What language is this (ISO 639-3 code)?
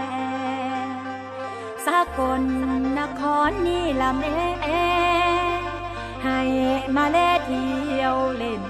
tha